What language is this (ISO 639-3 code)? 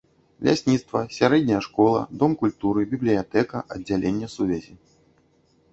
bel